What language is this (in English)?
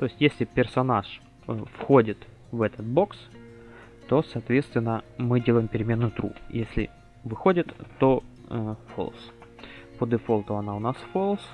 Russian